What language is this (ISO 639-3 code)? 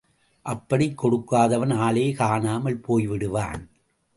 tam